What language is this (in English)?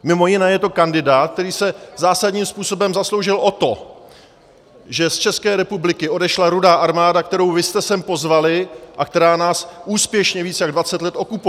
Czech